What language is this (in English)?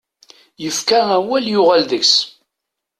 Kabyle